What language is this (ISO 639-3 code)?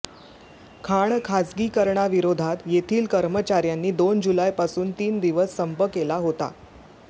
mar